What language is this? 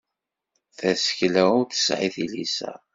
Kabyle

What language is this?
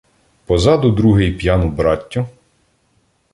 Ukrainian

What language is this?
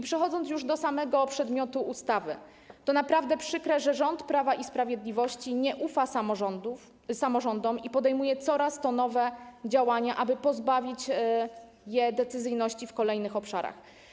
Polish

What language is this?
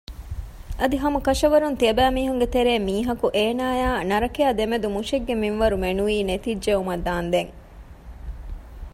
Divehi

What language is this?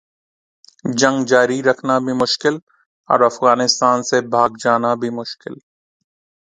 Urdu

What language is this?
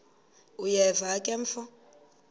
Xhosa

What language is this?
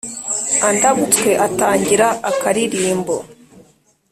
Kinyarwanda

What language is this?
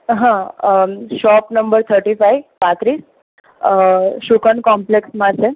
Gujarati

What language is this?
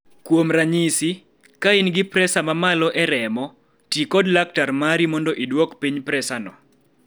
Luo (Kenya and Tanzania)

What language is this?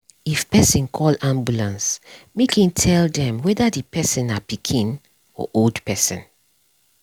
Nigerian Pidgin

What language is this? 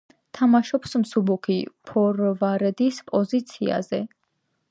Georgian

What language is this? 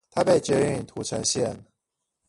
Chinese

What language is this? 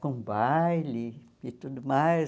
Portuguese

